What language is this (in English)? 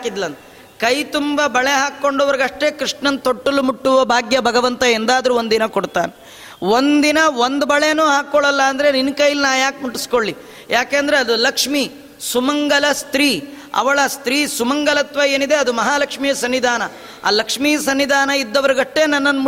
Kannada